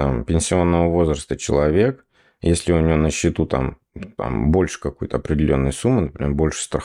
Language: Russian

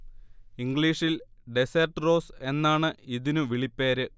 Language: Malayalam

